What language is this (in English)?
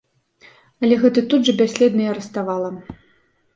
Belarusian